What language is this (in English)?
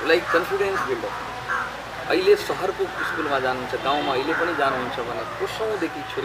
Hindi